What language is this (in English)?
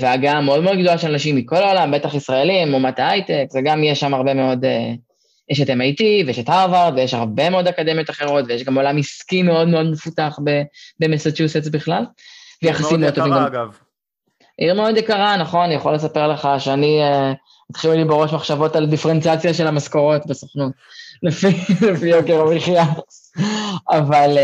Hebrew